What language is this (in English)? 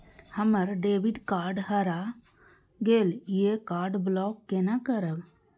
Maithili